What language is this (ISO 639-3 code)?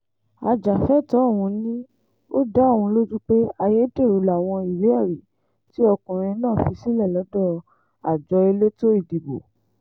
yor